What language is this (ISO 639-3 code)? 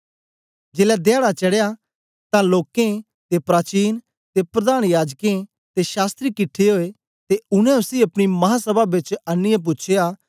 doi